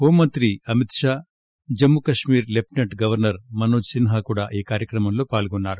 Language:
Telugu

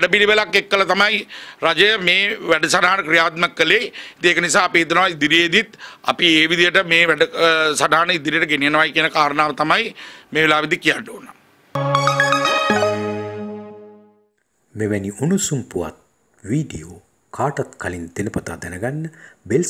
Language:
Dutch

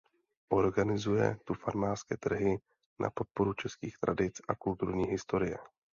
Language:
Czech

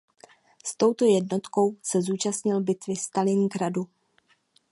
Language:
Czech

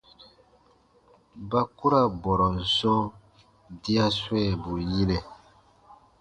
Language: Baatonum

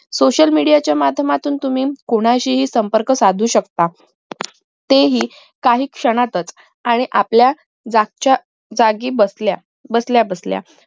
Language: Marathi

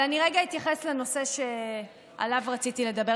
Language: Hebrew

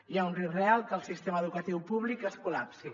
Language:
Catalan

